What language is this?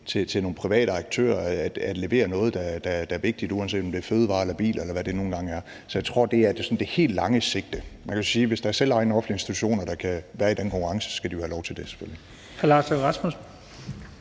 Danish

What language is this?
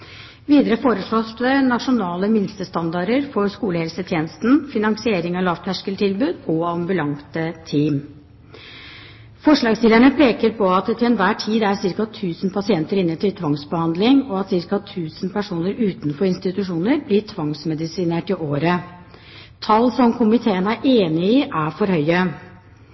Norwegian Bokmål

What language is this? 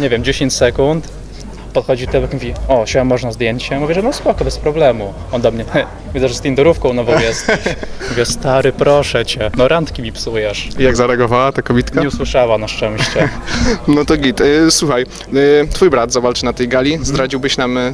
Polish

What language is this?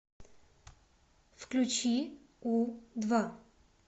Russian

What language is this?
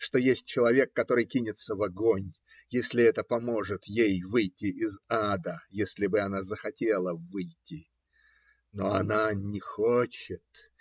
Russian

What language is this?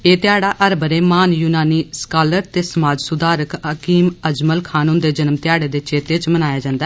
Dogri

